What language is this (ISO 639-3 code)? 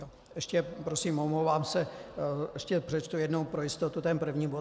ces